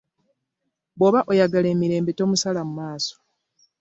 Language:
Ganda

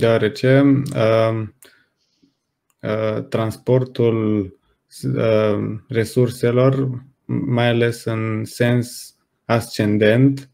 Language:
Romanian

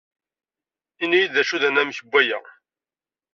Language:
Kabyle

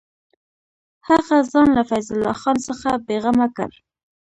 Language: Pashto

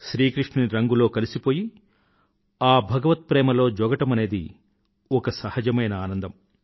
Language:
Telugu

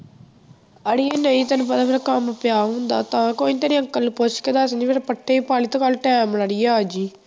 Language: Punjabi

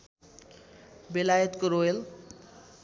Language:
Nepali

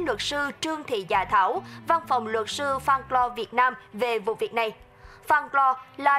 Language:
Vietnamese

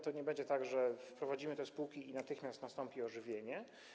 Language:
Polish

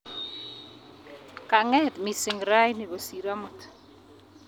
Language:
Kalenjin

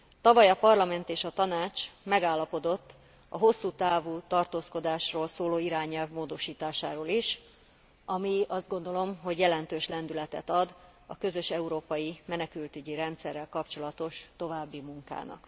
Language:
Hungarian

